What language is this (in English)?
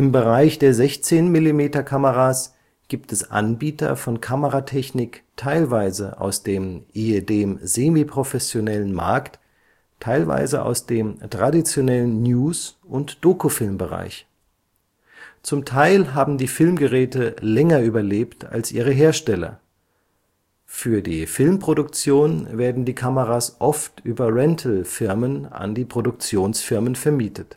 German